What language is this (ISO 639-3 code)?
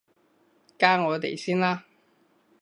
yue